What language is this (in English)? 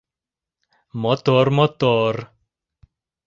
Mari